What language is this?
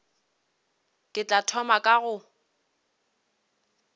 Northern Sotho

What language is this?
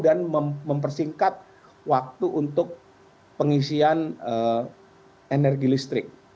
Indonesian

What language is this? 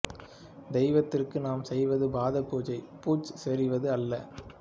Tamil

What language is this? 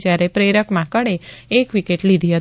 Gujarati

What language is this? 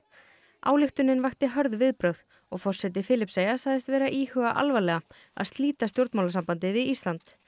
Icelandic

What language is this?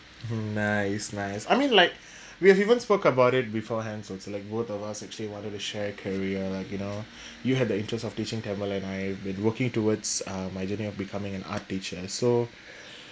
English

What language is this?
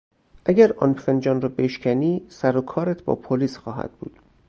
Persian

